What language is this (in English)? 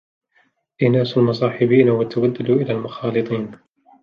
Arabic